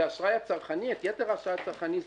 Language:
Hebrew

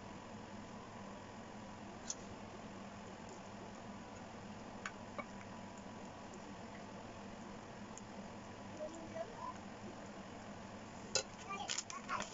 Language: Filipino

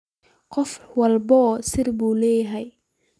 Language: Somali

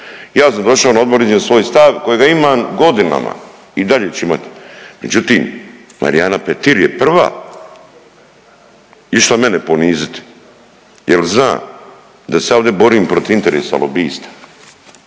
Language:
Croatian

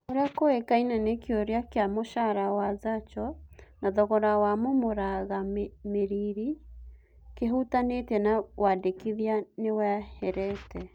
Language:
Kikuyu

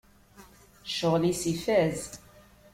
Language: Kabyle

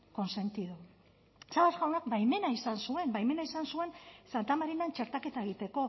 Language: Basque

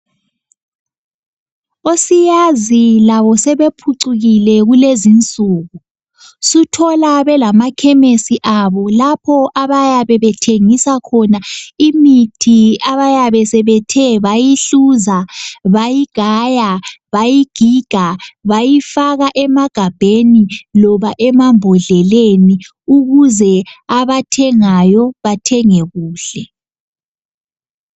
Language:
North Ndebele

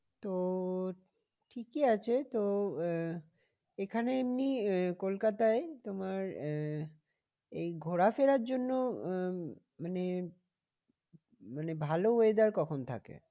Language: Bangla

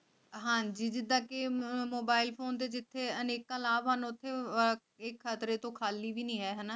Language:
Punjabi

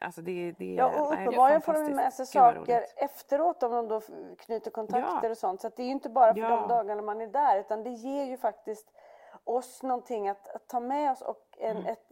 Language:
Swedish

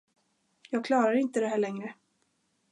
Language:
Swedish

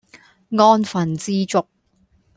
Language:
Cantonese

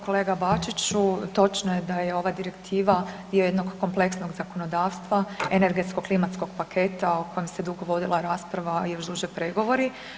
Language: Croatian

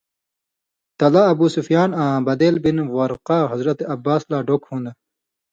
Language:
Indus Kohistani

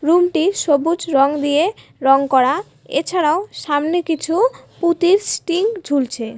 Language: Bangla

